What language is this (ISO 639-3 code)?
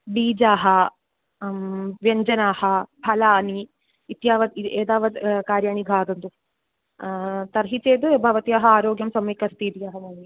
san